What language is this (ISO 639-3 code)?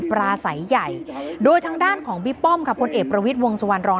tha